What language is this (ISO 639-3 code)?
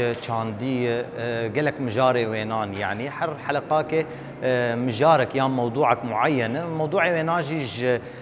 ara